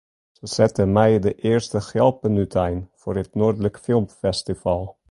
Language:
Western Frisian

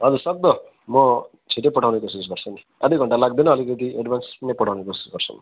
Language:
Nepali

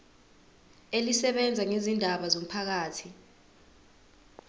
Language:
Zulu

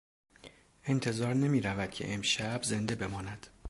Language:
Persian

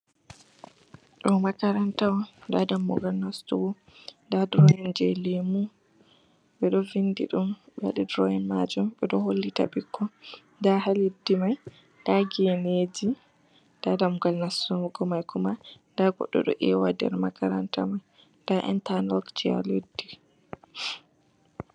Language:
Fula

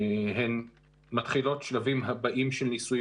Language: Hebrew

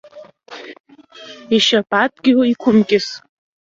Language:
Abkhazian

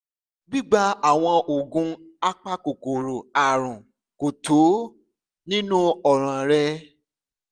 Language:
Yoruba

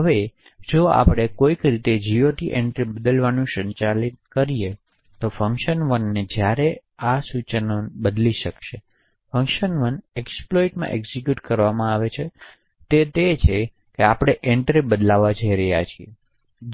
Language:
Gujarati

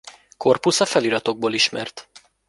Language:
Hungarian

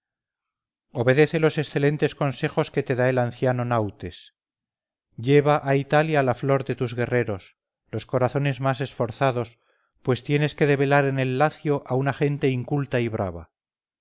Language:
Spanish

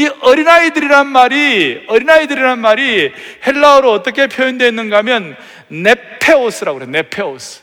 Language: Korean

